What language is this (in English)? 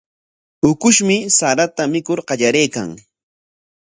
Corongo Ancash Quechua